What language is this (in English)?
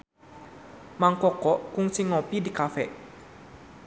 Sundanese